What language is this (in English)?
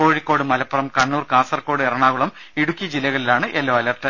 Malayalam